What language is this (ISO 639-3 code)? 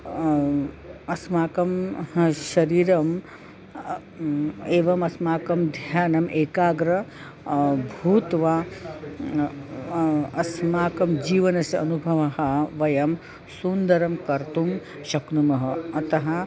san